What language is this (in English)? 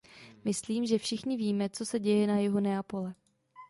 Czech